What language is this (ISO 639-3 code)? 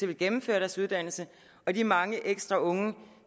dan